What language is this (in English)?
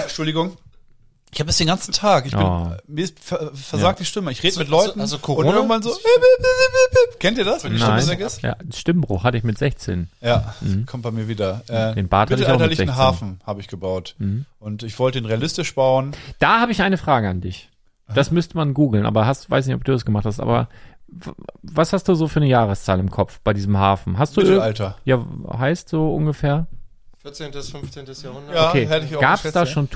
German